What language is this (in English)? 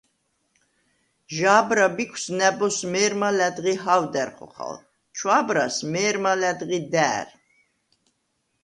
Svan